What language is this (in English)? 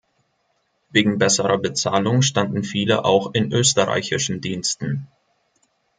German